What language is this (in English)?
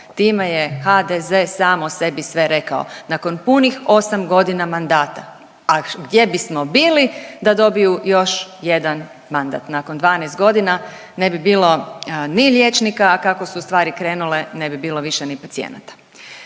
Croatian